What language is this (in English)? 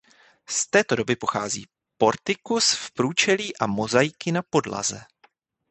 Czech